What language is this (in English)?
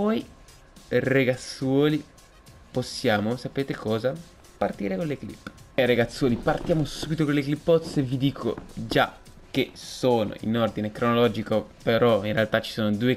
Italian